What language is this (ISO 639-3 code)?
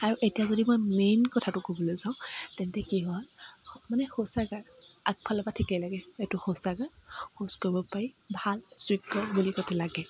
asm